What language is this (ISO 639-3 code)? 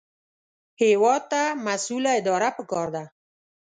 pus